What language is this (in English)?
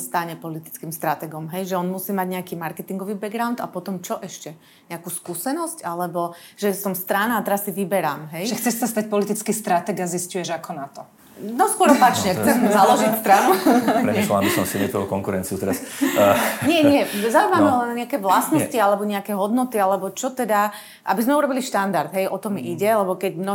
Slovak